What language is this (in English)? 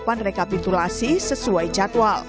Indonesian